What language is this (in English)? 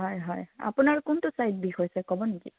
Assamese